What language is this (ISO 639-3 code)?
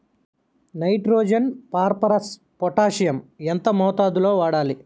tel